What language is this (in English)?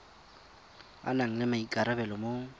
Tswana